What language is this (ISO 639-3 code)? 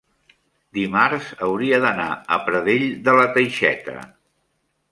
cat